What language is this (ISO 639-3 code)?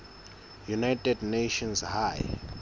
sot